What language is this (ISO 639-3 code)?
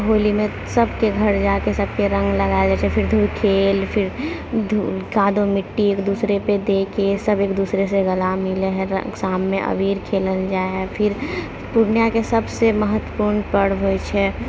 mai